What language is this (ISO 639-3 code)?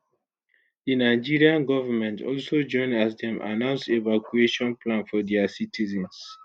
pcm